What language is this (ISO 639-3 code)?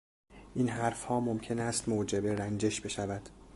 fas